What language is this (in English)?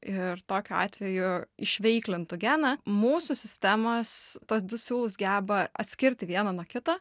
Lithuanian